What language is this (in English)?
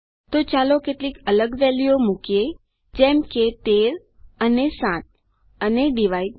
Gujarati